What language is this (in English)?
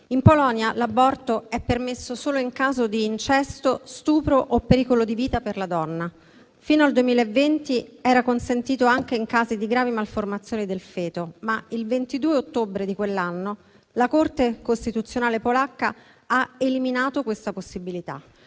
Italian